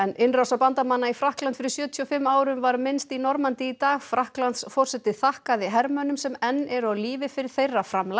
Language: Icelandic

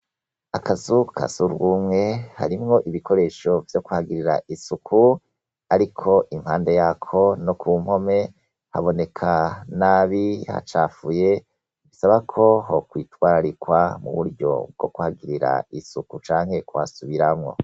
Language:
Rundi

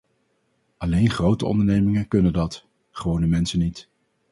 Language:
Dutch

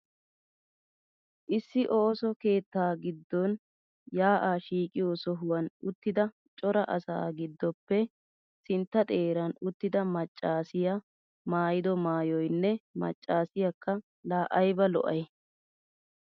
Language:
Wolaytta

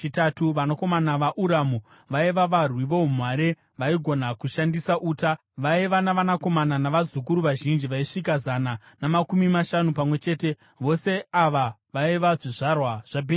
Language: Shona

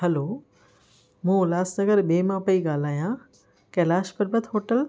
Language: Sindhi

